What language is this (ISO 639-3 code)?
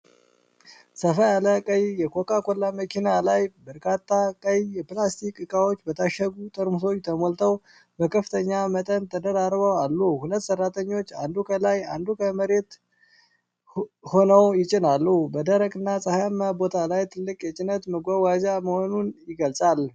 amh